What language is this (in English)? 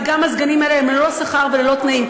Hebrew